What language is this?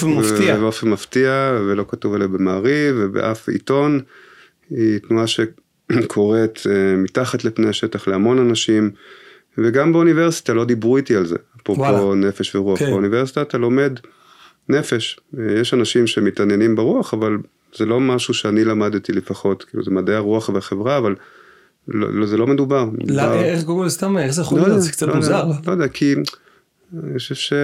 Hebrew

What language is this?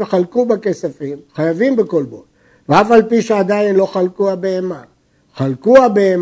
Hebrew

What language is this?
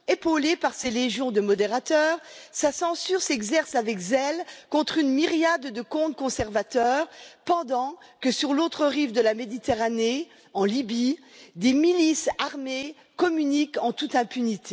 French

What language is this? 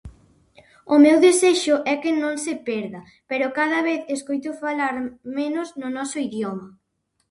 Galician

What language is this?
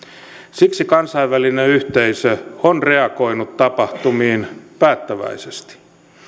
Finnish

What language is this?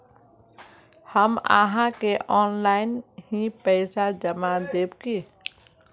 Magahi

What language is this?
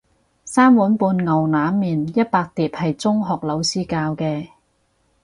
Cantonese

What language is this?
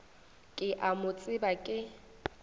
Northern Sotho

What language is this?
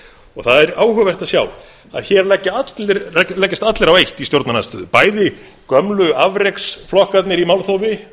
Icelandic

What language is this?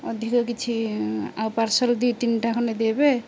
Odia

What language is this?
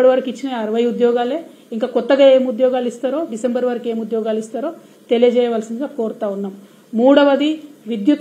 Telugu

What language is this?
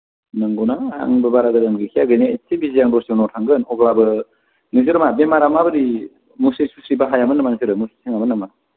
Bodo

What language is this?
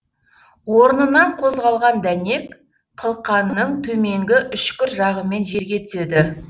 Kazakh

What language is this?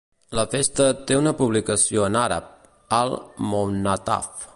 Catalan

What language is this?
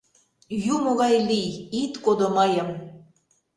Mari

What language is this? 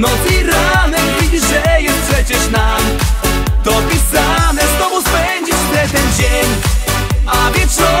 Polish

